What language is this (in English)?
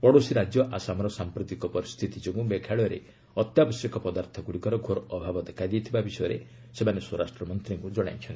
Odia